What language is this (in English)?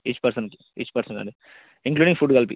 Telugu